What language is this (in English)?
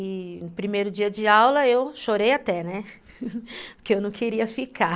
Portuguese